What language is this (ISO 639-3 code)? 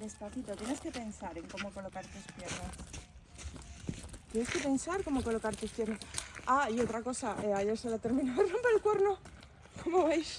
spa